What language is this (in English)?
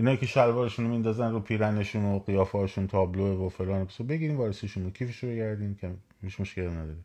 Persian